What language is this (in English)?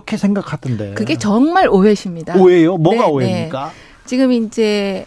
Korean